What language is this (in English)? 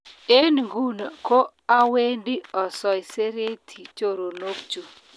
Kalenjin